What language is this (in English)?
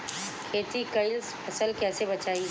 Bhojpuri